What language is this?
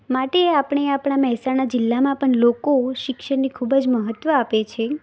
Gujarati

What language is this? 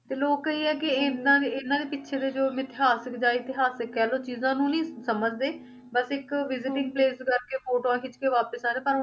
Punjabi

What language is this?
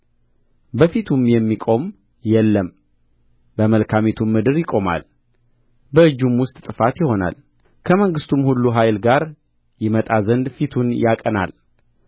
Amharic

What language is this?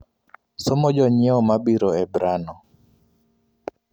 Luo (Kenya and Tanzania)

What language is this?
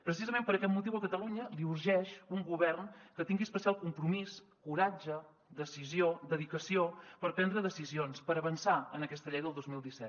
Catalan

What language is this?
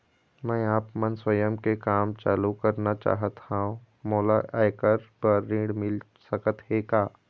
Chhattisgarhi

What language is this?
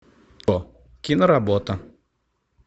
Russian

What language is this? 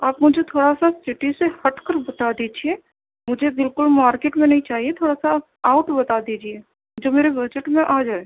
Urdu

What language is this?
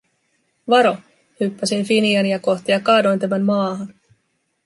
Finnish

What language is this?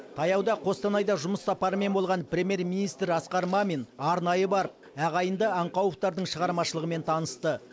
Kazakh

